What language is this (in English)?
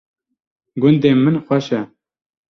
Kurdish